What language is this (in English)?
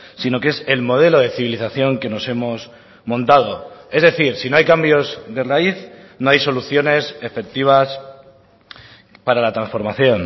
Spanish